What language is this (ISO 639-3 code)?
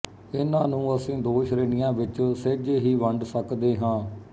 pan